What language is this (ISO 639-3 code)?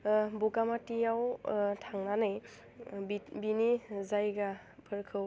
brx